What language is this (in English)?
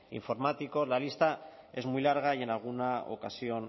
Spanish